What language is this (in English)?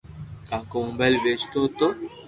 Loarki